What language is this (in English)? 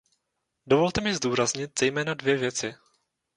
Czech